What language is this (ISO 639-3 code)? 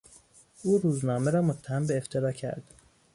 fas